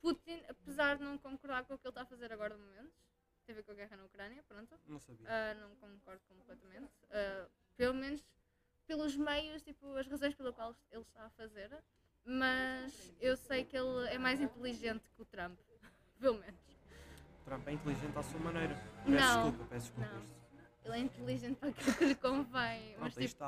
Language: Portuguese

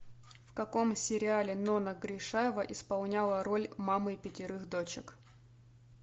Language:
Russian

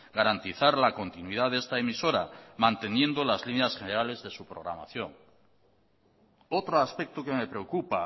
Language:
Spanish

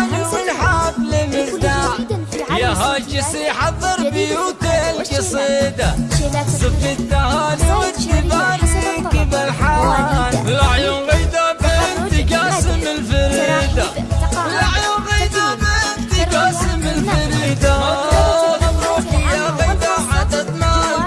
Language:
Arabic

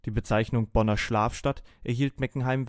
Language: German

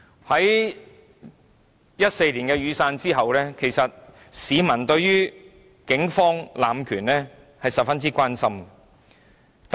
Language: Cantonese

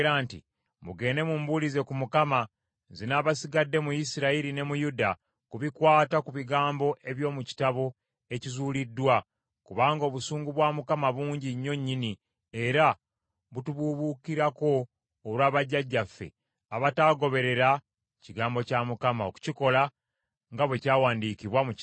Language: Ganda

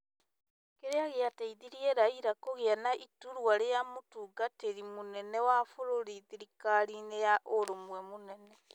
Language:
Kikuyu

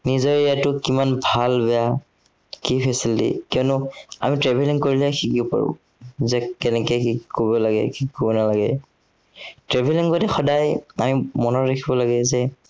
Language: Assamese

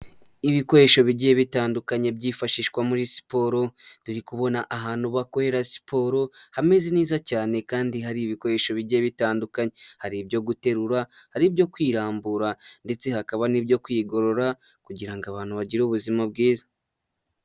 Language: Kinyarwanda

